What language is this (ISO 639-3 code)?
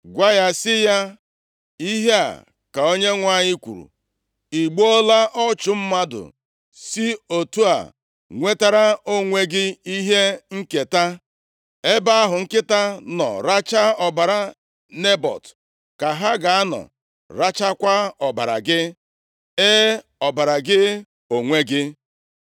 ibo